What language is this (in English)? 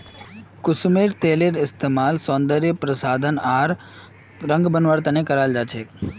Magahi